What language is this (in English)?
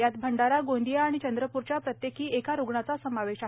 Marathi